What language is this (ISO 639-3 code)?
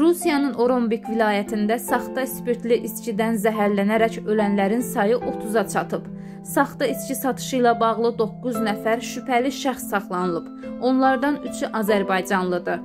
tur